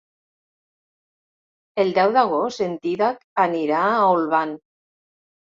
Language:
Catalan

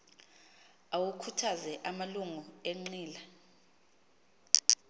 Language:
Xhosa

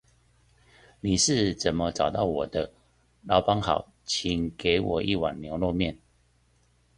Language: Chinese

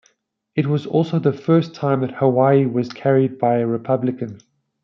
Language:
English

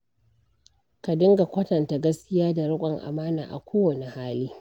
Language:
Hausa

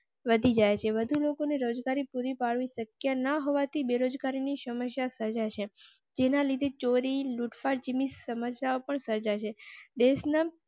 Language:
Gujarati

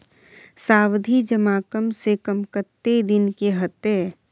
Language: Maithili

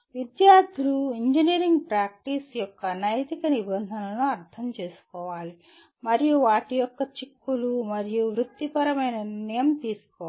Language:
Telugu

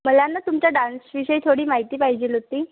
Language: Marathi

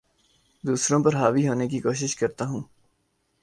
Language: Urdu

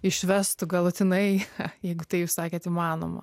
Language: Lithuanian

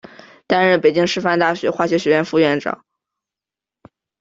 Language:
Chinese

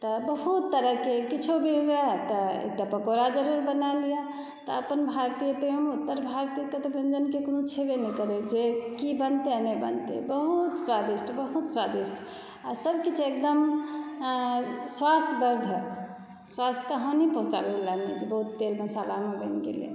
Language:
Maithili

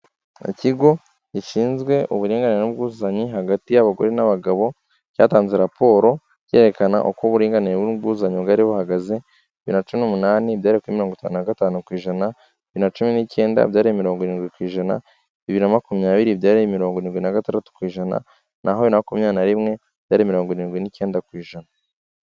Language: Kinyarwanda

